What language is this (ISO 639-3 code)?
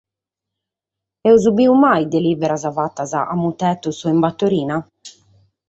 srd